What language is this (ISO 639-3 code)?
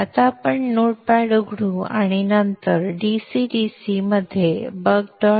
mar